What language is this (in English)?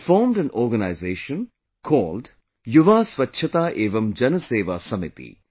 English